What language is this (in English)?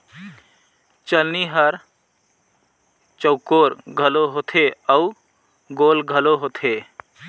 Chhattisgarhi